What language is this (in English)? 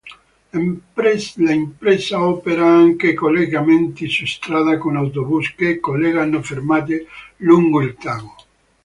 Italian